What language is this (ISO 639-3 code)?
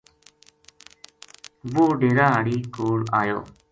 gju